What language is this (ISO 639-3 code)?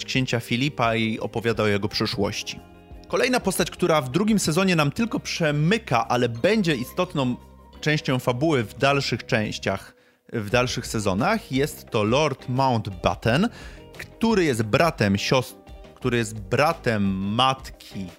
pol